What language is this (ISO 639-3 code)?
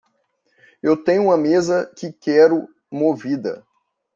por